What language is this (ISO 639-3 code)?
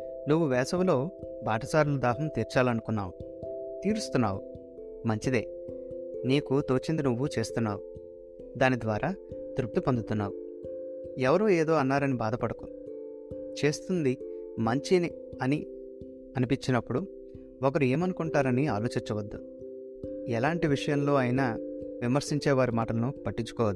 tel